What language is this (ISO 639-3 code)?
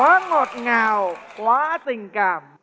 vie